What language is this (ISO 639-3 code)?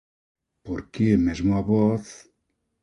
glg